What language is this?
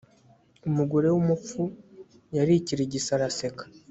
Kinyarwanda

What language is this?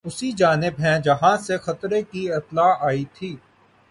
Urdu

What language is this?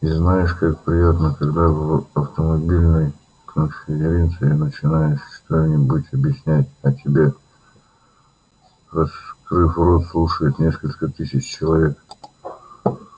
Russian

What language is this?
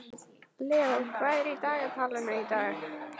Icelandic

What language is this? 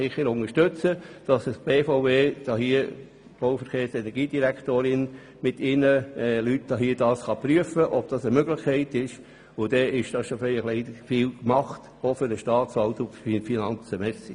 Swiss German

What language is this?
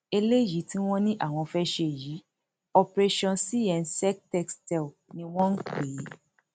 Yoruba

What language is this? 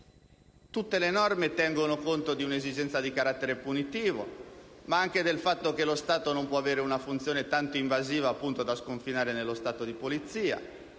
Italian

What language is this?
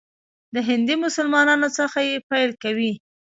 Pashto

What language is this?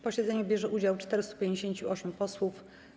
Polish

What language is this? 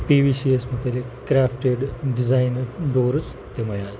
Kashmiri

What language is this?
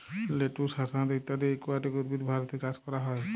Bangla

